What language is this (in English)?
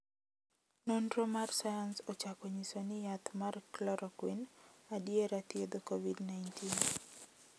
Luo (Kenya and Tanzania)